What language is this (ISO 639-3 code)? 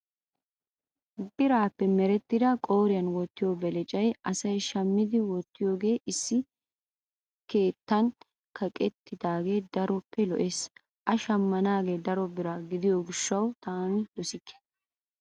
wal